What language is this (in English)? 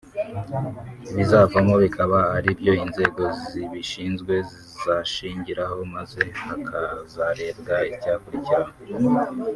Kinyarwanda